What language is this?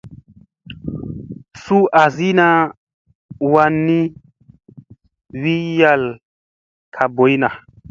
Musey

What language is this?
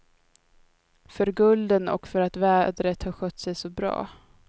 Swedish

